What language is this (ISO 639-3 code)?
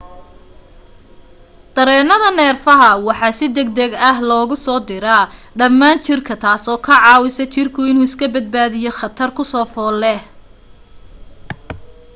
som